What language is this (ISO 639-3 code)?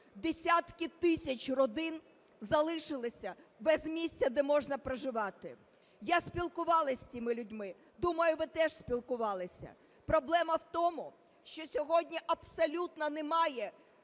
ukr